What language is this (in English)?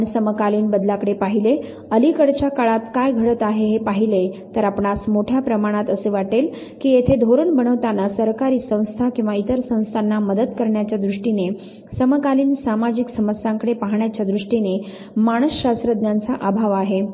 Marathi